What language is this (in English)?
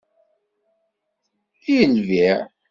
Kabyle